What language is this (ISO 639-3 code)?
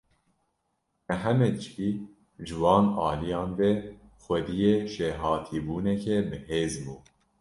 kur